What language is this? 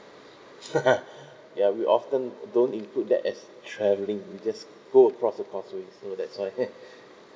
English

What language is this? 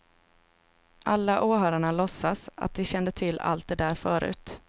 Swedish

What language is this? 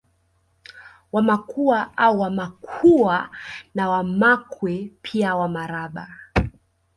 Swahili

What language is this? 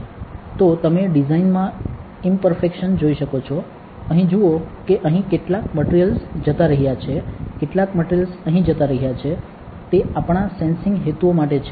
Gujarati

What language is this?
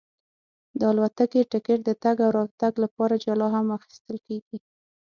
Pashto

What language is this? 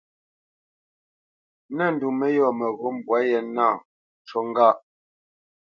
Bamenyam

